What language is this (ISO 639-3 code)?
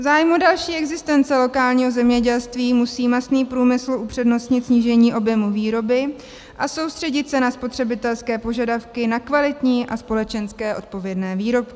ces